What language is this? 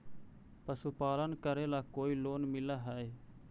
Magahi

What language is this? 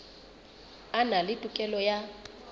Southern Sotho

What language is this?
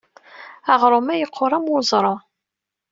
Kabyle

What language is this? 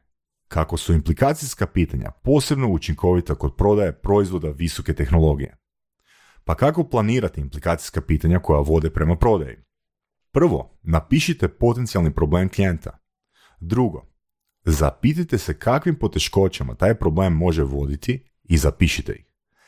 Croatian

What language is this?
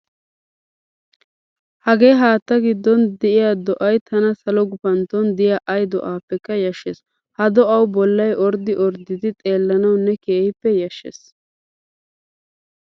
Wolaytta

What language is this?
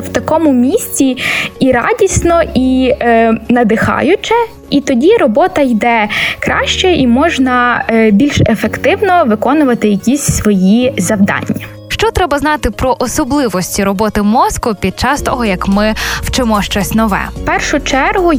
Ukrainian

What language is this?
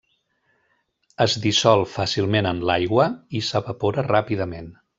Catalan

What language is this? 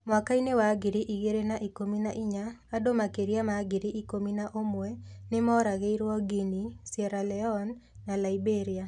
Kikuyu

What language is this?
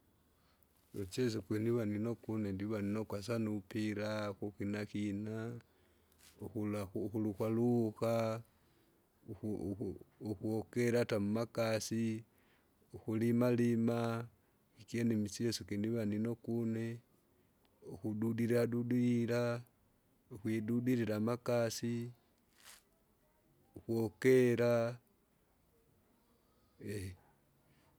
Kinga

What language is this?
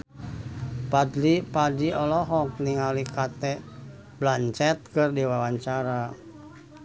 Sundanese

